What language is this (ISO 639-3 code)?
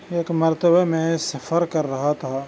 urd